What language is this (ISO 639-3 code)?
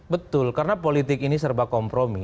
ind